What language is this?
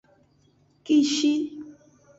Aja (Benin)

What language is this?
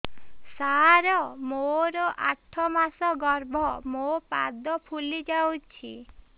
Odia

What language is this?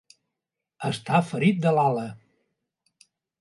Catalan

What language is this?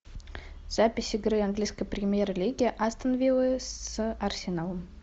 Russian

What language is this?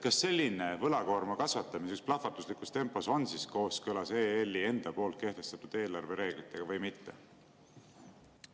Estonian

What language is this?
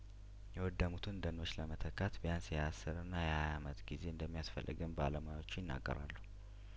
Amharic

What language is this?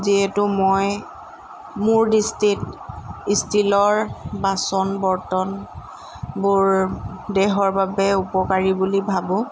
Assamese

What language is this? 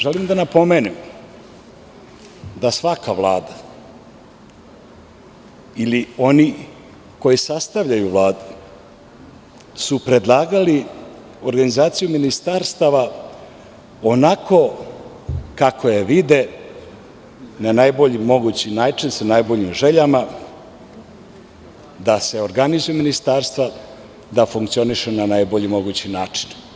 Serbian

